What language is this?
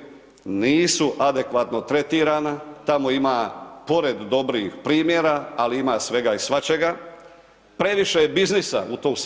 Croatian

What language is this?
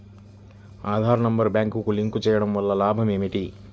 Telugu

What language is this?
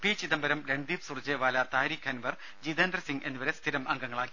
Malayalam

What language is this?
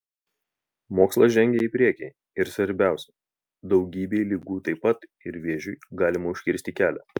Lithuanian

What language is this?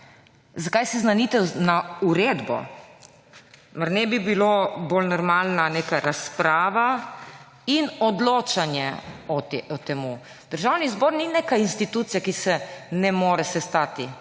Slovenian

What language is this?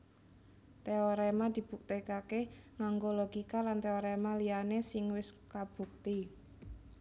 Javanese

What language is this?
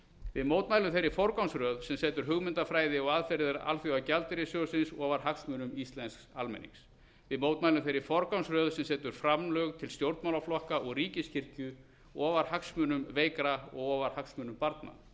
Icelandic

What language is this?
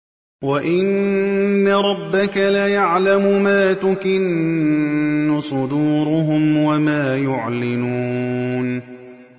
Arabic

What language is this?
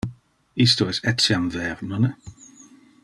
Interlingua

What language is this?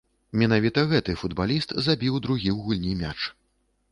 Belarusian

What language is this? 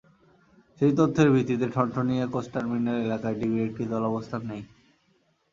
Bangla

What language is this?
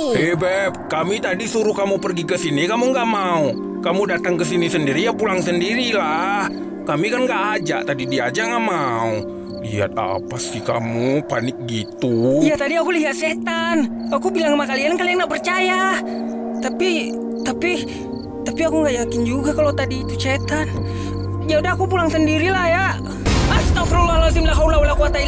Indonesian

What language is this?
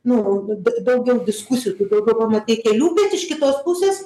Lithuanian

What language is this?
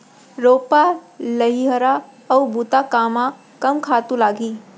Chhattisgarhi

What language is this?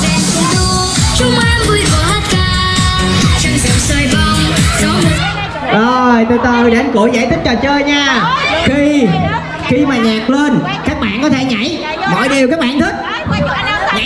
Vietnamese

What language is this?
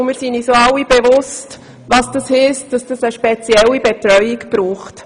Swiss German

